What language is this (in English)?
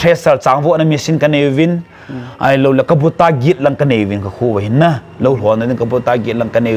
Thai